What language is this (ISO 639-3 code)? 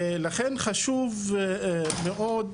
heb